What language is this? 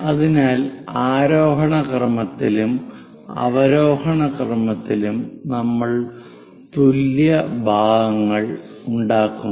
Malayalam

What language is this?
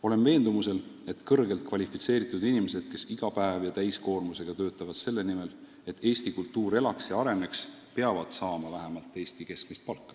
Estonian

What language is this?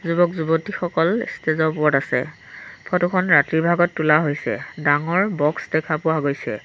Assamese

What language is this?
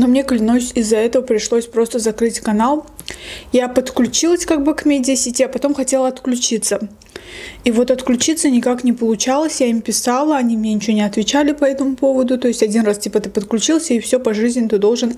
Russian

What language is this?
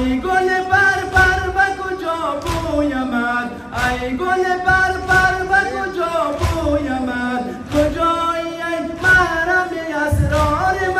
Persian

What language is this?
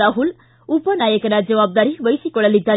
Kannada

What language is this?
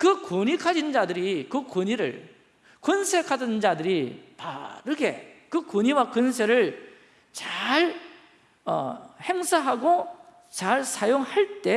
Korean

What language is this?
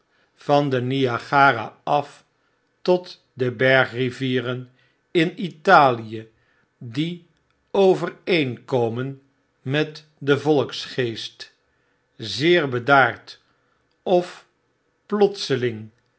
Dutch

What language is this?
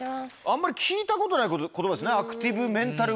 Japanese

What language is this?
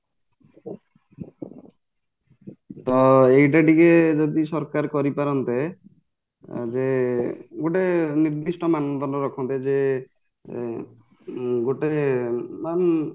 Odia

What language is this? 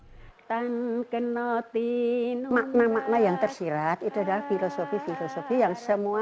Indonesian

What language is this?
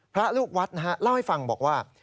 Thai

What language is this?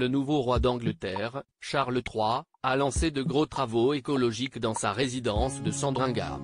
French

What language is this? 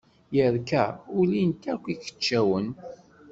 Kabyle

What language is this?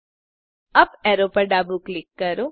Gujarati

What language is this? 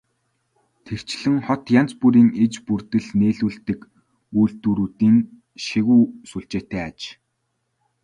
Mongolian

